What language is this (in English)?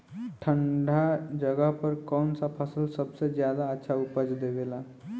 Bhojpuri